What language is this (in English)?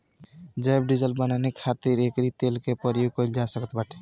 Bhojpuri